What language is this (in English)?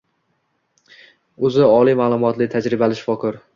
Uzbek